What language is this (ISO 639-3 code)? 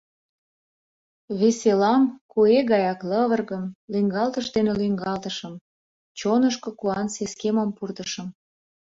chm